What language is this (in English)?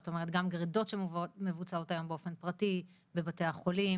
Hebrew